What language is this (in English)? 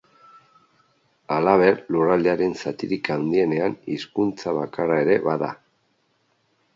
Basque